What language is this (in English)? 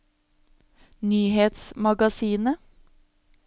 Norwegian